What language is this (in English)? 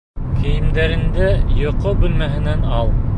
Bashkir